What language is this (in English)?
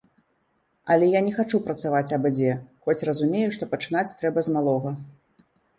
Belarusian